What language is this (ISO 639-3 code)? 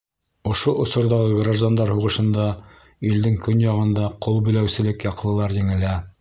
bak